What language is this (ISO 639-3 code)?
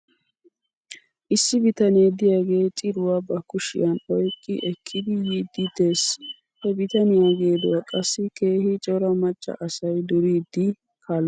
wal